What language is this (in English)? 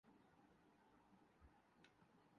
Urdu